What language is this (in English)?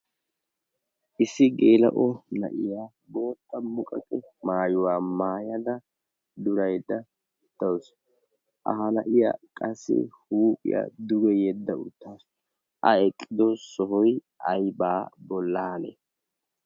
Wolaytta